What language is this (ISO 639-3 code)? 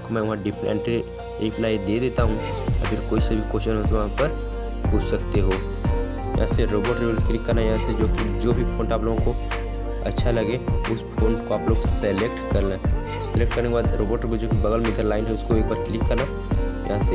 hin